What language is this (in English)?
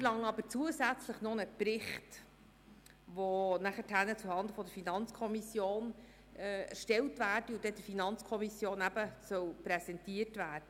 Swiss German